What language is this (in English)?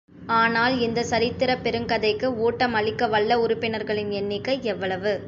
Tamil